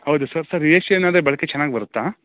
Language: Kannada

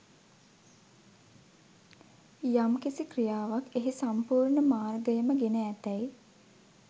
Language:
Sinhala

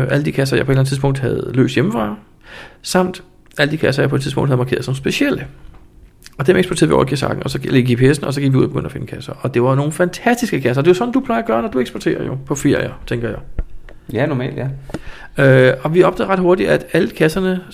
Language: Danish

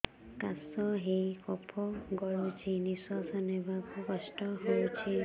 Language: Odia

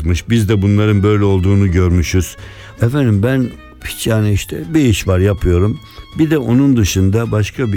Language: Turkish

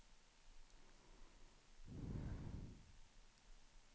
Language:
Swedish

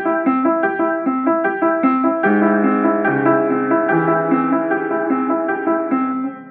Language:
English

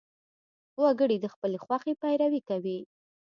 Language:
Pashto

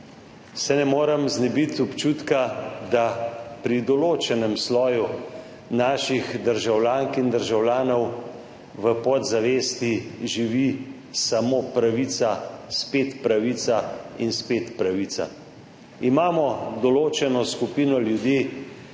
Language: Slovenian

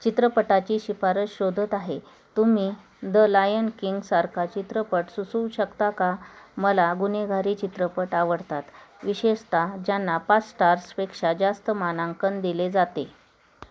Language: Marathi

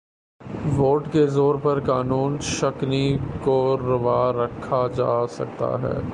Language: Urdu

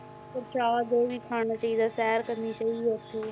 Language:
Punjabi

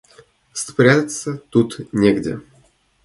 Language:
Russian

